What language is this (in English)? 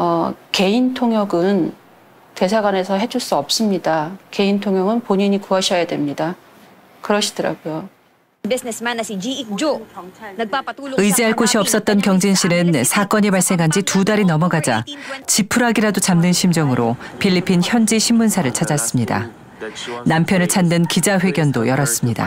Korean